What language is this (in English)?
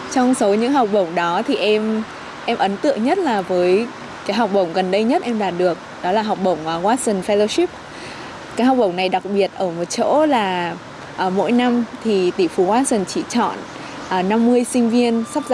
Vietnamese